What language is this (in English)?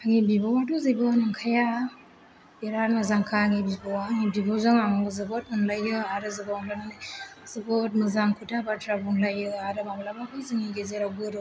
Bodo